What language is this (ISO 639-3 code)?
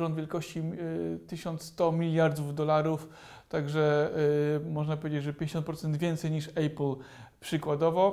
pol